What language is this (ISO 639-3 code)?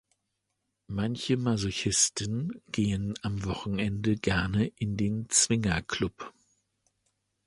deu